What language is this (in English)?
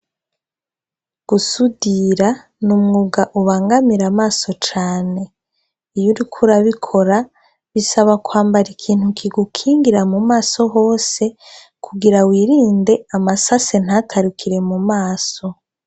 Rundi